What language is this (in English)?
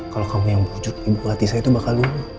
Indonesian